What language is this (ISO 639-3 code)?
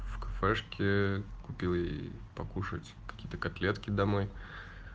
rus